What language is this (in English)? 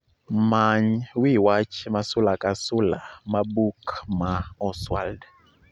Luo (Kenya and Tanzania)